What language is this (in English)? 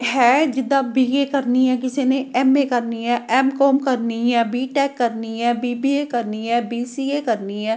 Punjabi